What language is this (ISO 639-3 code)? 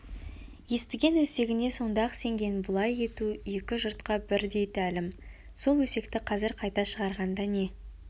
kaz